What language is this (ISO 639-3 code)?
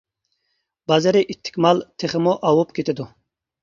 uig